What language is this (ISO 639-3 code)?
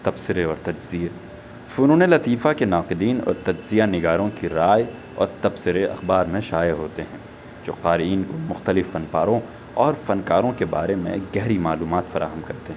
urd